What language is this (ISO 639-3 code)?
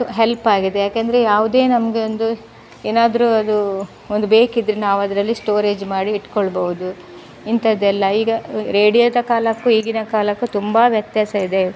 kan